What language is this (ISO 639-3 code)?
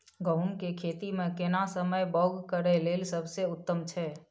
mai